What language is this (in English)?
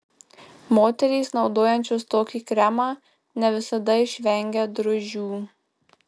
Lithuanian